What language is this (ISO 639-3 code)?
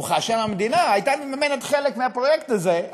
heb